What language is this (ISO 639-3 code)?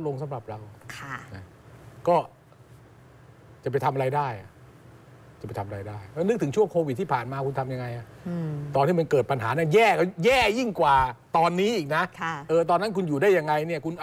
tha